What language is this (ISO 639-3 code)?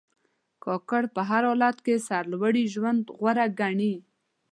pus